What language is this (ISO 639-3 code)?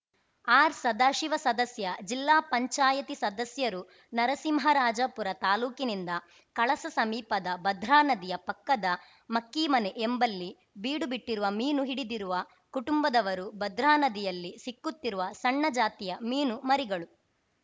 kan